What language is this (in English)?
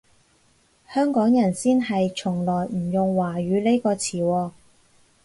Cantonese